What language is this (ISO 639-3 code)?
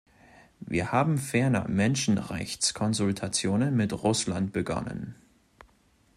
deu